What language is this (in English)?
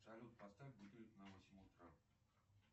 Russian